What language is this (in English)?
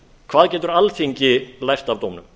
Icelandic